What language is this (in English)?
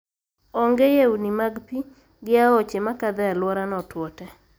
Luo (Kenya and Tanzania)